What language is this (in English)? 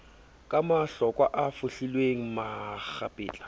Southern Sotho